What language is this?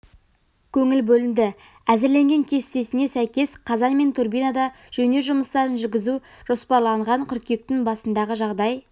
Kazakh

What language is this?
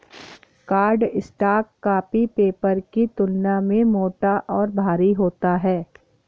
Hindi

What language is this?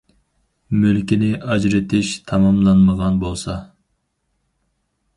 Uyghur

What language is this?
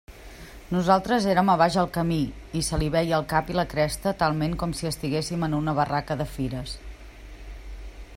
Catalan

